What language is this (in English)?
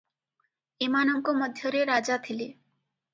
Odia